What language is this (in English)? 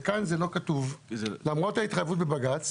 Hebrew